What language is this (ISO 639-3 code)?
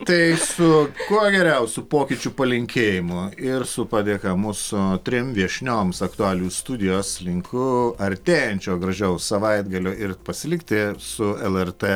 lit